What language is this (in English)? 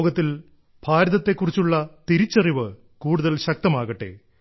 Malayalam